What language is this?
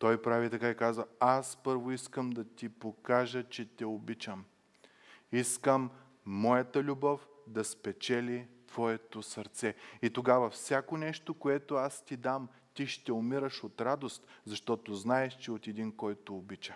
Bulgarian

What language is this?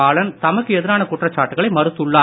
Tamil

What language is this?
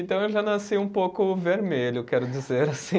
Portuguese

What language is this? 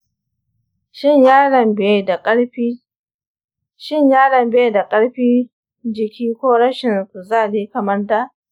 Hausa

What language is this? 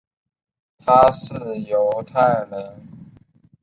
Chinese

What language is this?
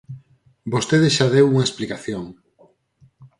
Galician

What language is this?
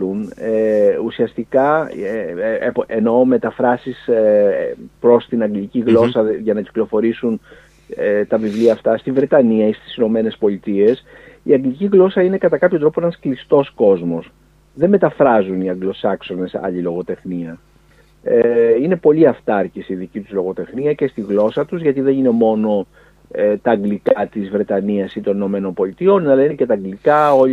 Greek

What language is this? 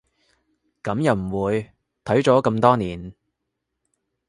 Cantonese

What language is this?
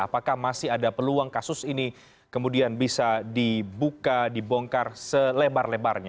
Indonesian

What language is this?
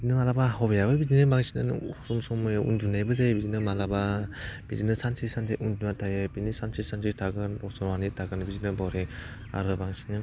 Bodo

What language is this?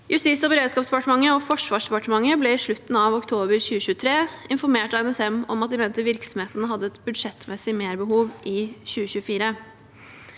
Norwegian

